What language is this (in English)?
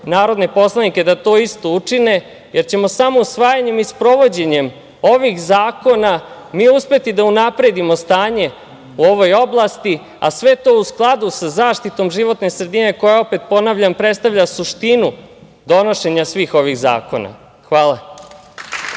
Serbian